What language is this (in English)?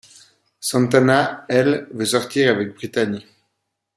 French